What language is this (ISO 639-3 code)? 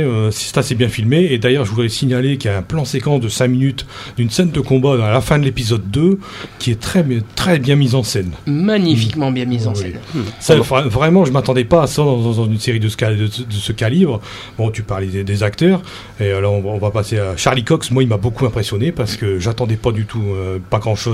fra